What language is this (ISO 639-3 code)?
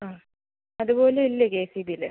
mal